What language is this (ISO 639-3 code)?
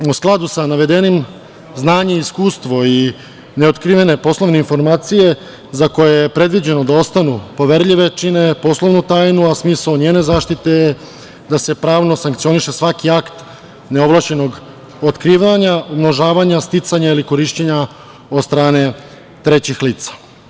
srp